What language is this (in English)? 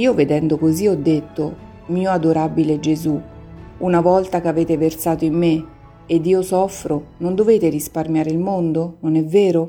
Italian